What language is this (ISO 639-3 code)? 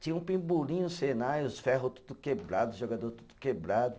por